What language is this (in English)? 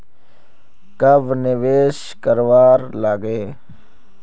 Magahi